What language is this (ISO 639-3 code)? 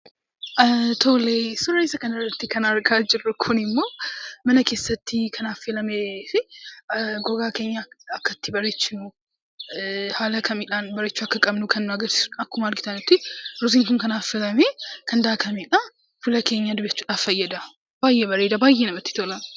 orm